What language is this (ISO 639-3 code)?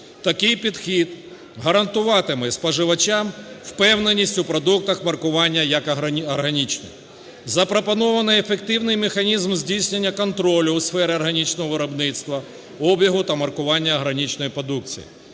ukr